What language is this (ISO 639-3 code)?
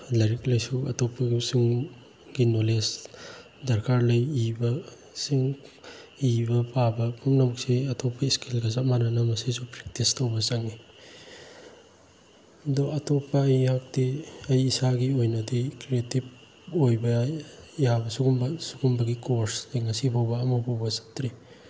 mni